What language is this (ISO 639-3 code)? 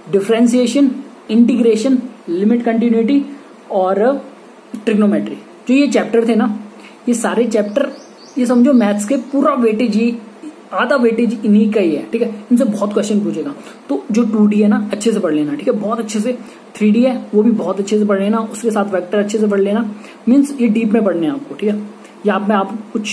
hin